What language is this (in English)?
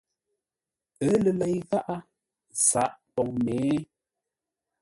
Ngombale